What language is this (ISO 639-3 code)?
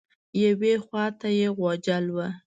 pus